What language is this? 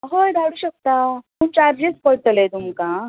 Konkani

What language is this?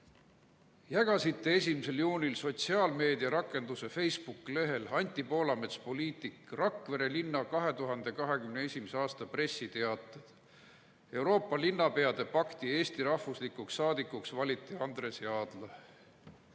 Estonian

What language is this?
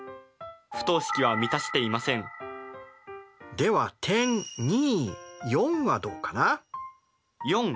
Japanese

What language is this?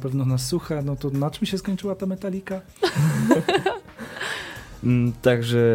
Polish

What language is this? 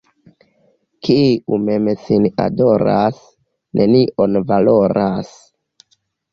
Esperanto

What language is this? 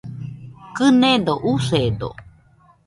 Nüpode Huitoto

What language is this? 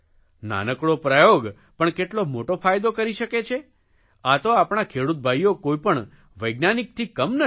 Gujarati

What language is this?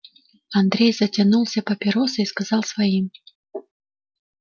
Russian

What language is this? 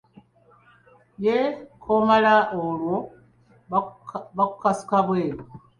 Ganda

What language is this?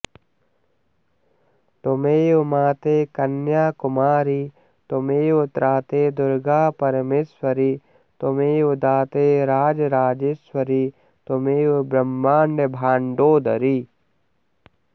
Sanskrit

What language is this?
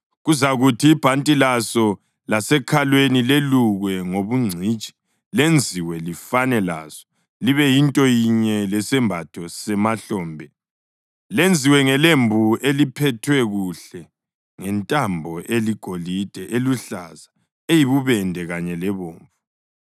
North Ndebele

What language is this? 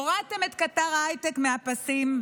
Hebrew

